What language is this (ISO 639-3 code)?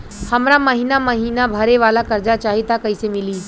bho